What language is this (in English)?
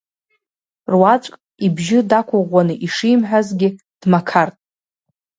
Abkhazian